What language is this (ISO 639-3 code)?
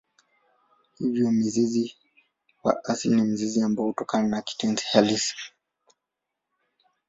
swa